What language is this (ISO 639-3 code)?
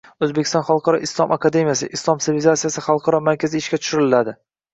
uzb